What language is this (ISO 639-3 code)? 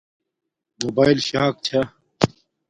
dmk